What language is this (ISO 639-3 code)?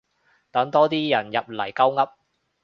yue